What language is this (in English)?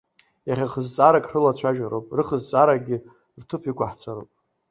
Abkhazian